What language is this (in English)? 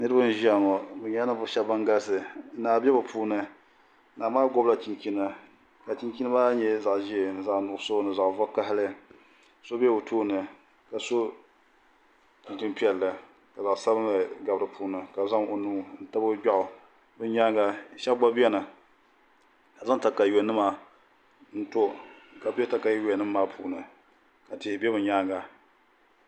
Dagbani